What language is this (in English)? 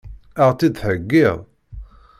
Kabyle